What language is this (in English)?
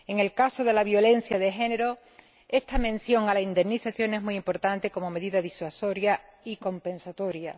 Spanish